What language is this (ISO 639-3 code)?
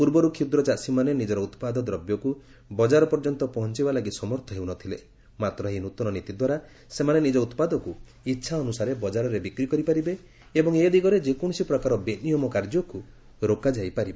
ori